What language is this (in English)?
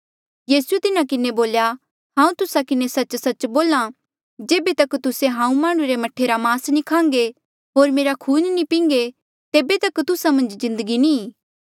Mandeali